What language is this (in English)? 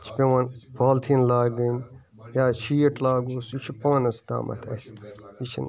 Kashmiri